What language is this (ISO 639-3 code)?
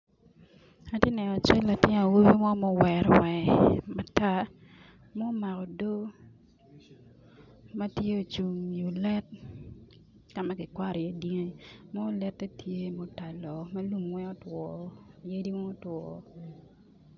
ach